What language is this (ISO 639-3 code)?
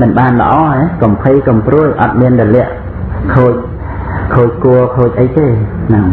khm